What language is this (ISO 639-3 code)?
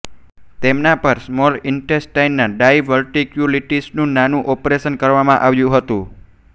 guj